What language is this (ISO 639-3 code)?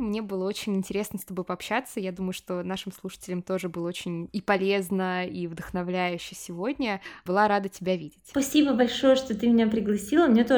rus